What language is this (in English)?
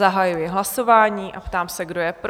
Czech